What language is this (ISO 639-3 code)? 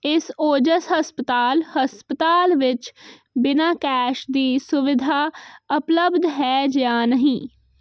pan